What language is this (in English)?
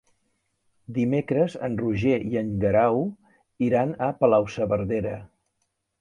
Catalan